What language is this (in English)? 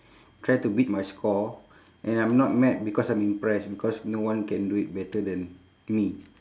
English